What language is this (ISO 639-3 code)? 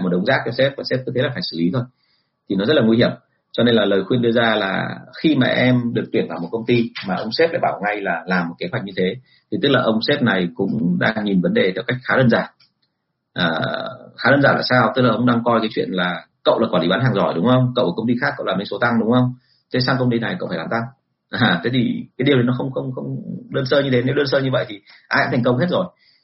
vie